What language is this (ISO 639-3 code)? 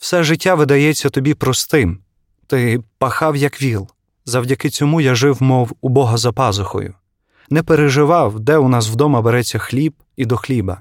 ukr